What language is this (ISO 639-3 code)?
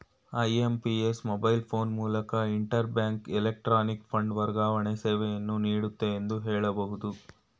kan